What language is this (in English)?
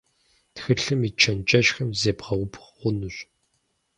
Kabardian